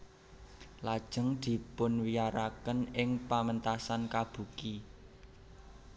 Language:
Javanese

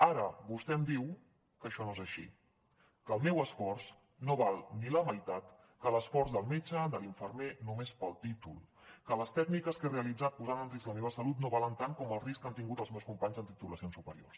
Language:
Catalan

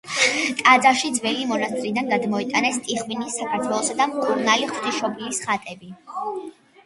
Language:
Georgian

